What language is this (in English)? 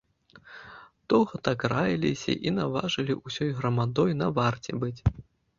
Belarusian